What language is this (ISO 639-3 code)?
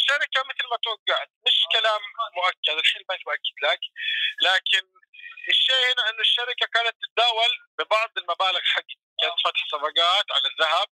ara